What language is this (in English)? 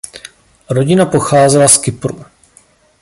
Czech